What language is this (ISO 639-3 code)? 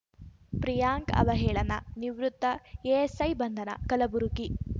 kan